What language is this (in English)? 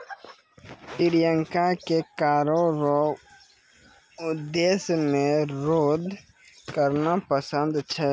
Maithili